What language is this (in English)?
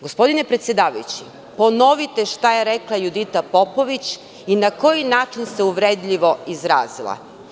Serbian